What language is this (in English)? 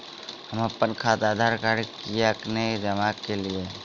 Maithili